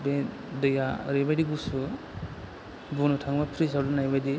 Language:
Bodo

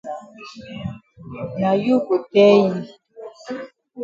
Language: Cameroon Pidgin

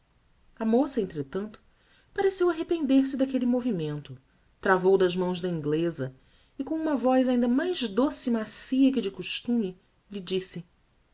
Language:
Portuguese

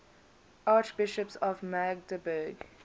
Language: English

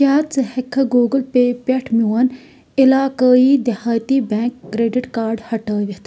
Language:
Kashmiri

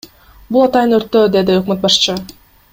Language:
Kyrgyz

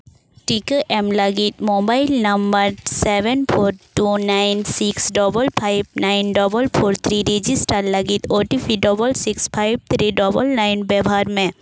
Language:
Santali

